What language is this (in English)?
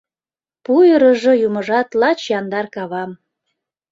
Mari